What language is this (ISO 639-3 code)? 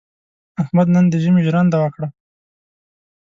pus